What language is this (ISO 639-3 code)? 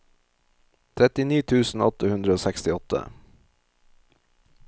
nor